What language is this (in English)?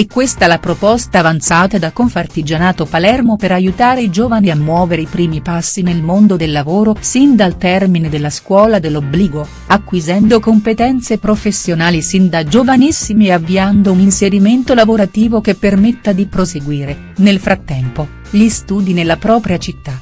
Italian